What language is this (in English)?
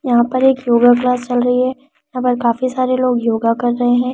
Hindi